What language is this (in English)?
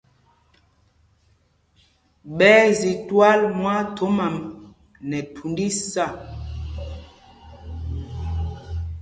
Mpumpong